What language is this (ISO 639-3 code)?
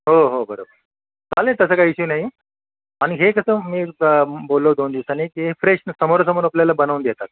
mar